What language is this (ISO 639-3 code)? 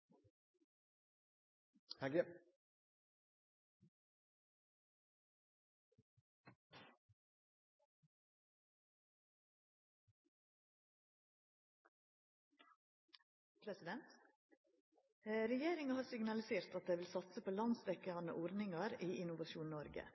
nor